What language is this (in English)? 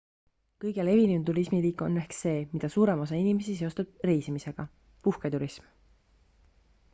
Estonian